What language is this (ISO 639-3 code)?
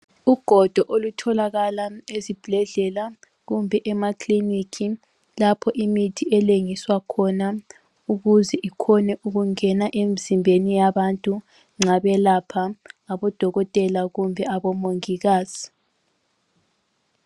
nde